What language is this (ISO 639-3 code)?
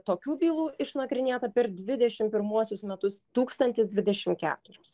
lit